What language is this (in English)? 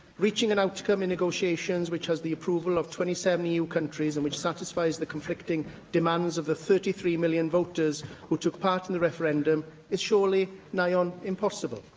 English